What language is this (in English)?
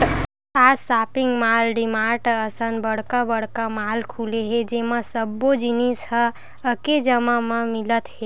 Chhattisgarhi